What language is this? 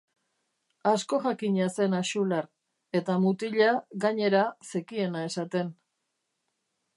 Basque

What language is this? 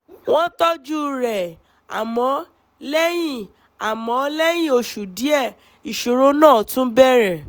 Yoruba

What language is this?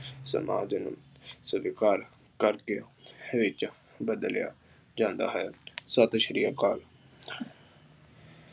Punjabi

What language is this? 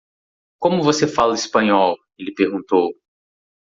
Portuguese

